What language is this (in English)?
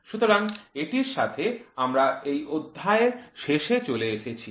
Bangla